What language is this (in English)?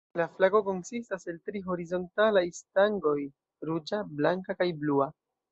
Esperanto